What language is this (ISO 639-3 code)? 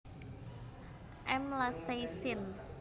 jav